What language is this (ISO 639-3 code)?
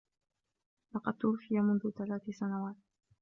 ara